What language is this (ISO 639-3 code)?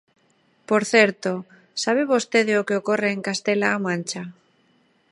glg